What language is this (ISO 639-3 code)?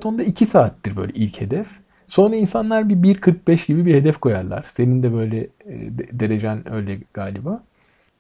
tur